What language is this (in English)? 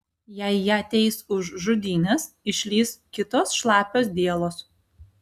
Lithuanian